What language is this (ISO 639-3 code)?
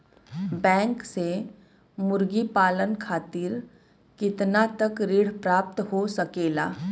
bho